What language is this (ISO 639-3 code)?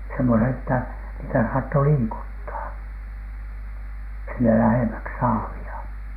fin